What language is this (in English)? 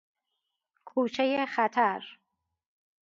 Persian